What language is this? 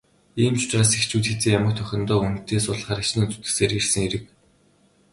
Mongolian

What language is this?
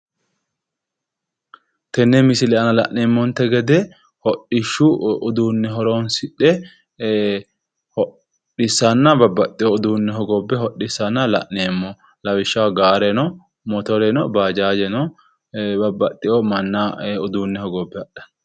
Sidamo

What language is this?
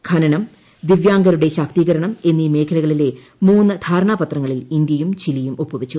Malayalam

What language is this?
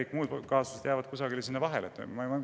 Estonian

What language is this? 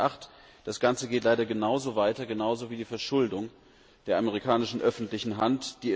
German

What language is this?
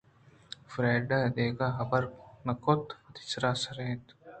Eastern Balochi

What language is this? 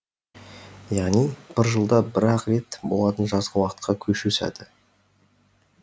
Kazakh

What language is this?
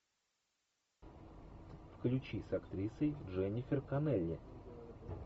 Russian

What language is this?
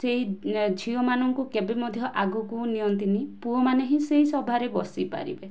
Odia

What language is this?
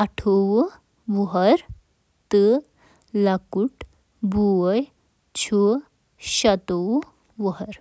Kashmiri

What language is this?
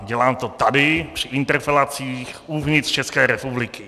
Czech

